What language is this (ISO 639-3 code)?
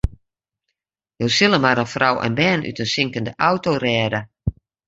fry